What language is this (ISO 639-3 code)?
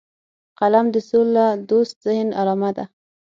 pus